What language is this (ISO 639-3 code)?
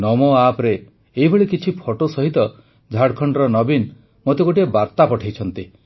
ori